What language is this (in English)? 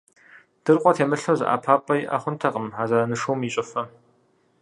Kabardian